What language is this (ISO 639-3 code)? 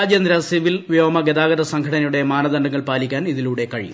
mal